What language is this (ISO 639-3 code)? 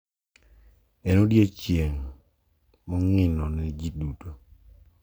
luo